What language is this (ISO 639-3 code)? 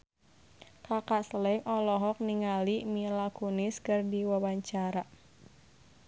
sun